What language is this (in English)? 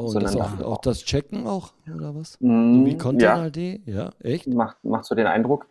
German